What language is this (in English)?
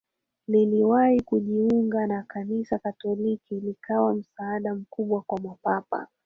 Swahili